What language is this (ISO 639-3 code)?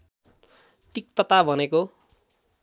nep